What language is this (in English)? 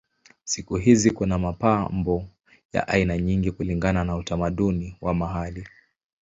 Swahili